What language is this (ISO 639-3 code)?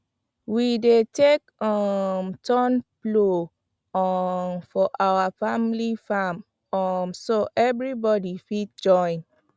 pcm